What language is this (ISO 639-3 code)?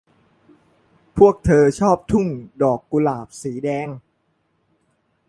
tha